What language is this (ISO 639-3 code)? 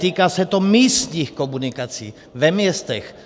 ces